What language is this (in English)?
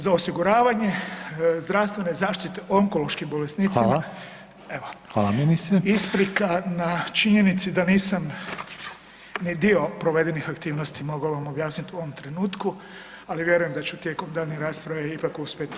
Croatian